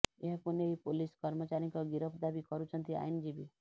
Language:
Odia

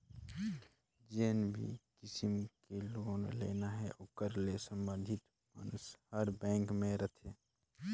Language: Chhattisgarhi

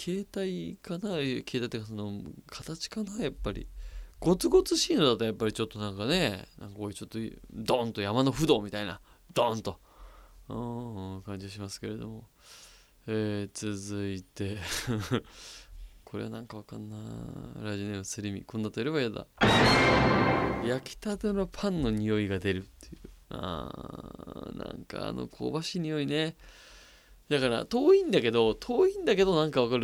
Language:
Japanese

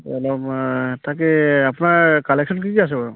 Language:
Assamese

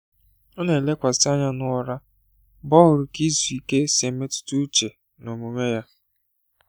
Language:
Igbo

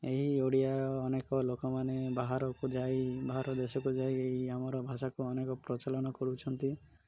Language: Odia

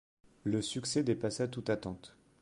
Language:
French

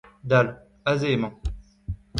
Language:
Breton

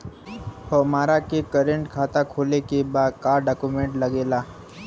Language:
Bhojpuri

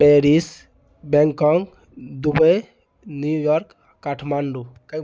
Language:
Maithili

